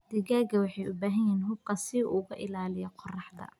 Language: Somali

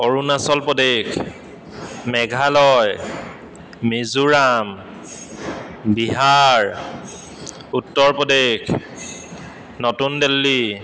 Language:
Assamese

